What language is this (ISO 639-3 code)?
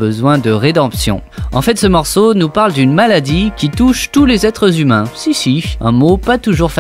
fra